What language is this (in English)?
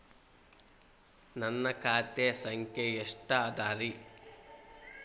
Kannada